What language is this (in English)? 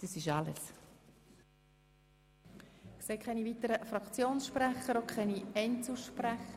Swiss German